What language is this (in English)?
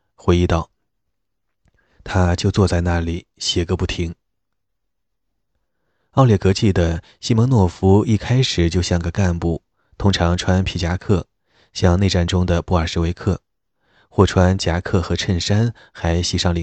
Chinese